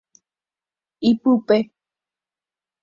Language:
Guarani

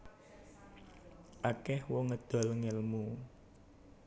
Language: Javanese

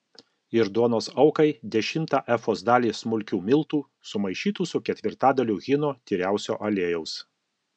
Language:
Lithuanian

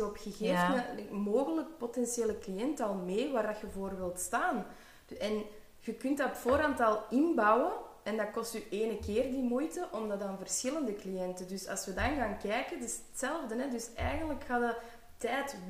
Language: Dutch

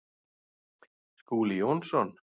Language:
Icelandic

